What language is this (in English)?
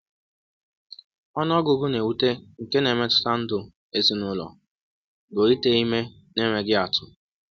Igbo